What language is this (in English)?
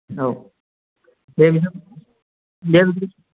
Bodo